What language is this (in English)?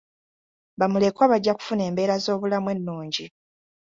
Ganda